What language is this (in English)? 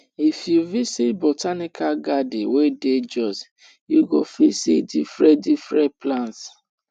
Nigerian Pidgin